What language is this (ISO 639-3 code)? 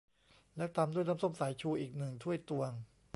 tha